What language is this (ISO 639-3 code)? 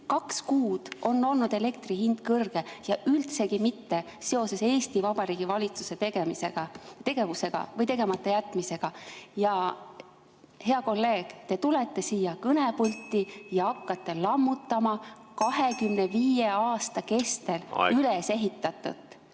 est